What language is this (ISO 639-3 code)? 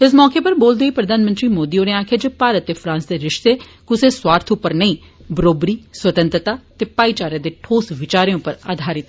doi